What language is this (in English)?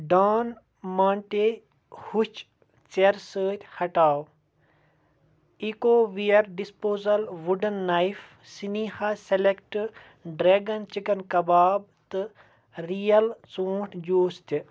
Kashmiri